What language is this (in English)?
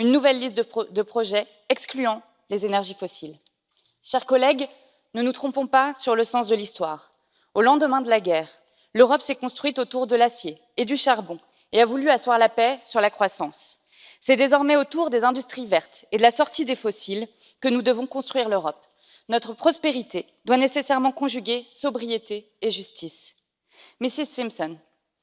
French